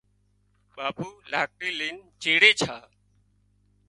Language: Wadiyara Koli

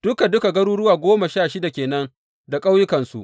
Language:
Hausa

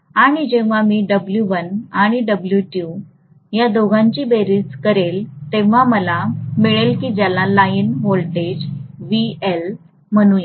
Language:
Marathi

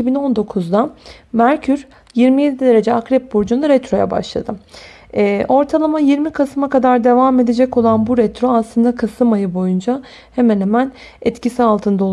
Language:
Turkish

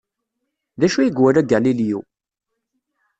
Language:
Kabyle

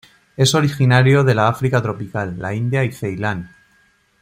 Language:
Spanish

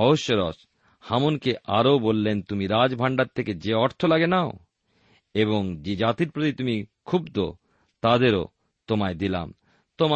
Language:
Bangla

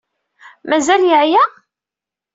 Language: Kabyle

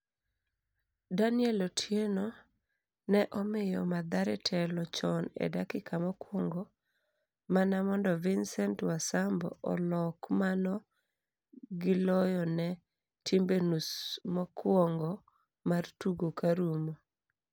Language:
Luo (Kenya and Tanzania)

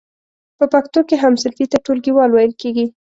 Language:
Pashto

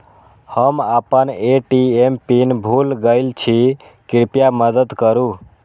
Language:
Maithili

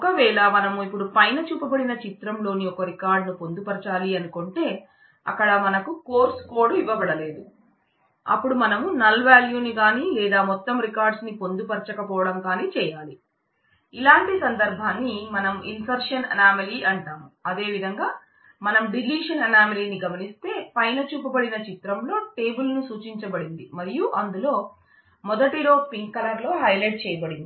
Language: Telugu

